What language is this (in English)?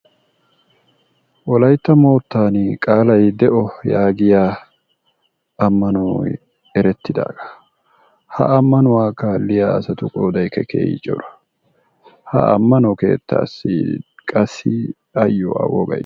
Wolaytta